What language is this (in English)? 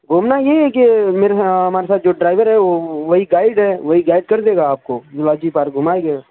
Urdu